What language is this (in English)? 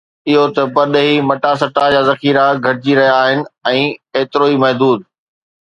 Sindhi